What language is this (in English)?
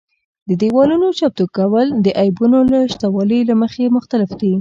Pashto